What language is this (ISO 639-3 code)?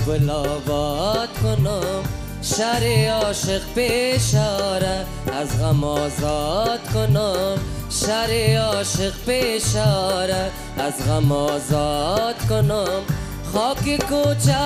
ara